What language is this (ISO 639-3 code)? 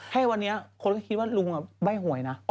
tha